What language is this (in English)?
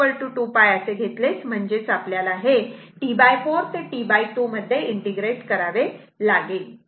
Marathi